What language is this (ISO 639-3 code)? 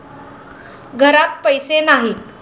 mar